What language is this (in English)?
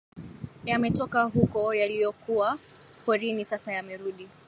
Swahili